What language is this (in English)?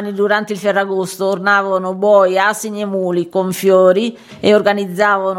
Italian